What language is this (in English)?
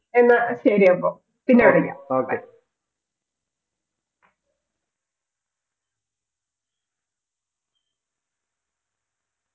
Malayalam